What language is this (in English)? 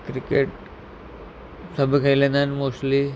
Sindhi